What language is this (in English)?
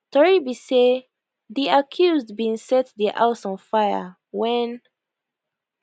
Nigerian Pidgin